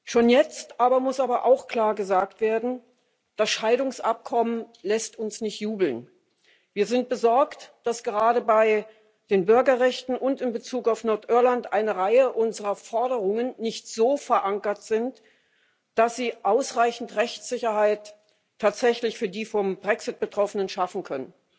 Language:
German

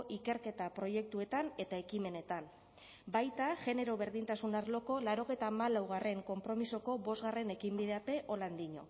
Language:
Basque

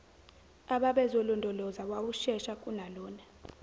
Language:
Zulu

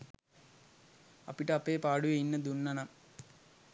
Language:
Sinhala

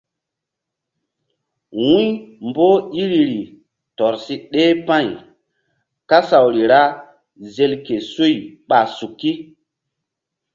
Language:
Mbum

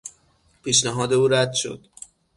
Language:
Persian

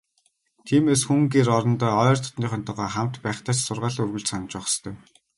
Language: Mongolian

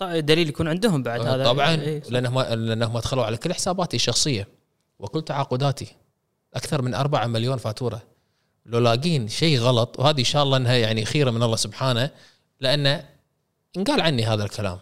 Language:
Arabic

